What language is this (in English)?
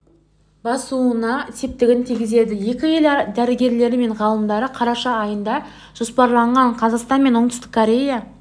Kazakh